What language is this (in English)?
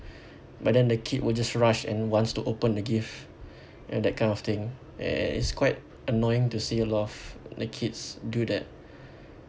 English